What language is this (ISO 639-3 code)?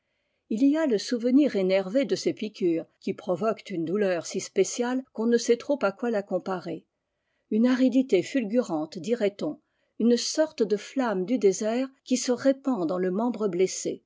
fra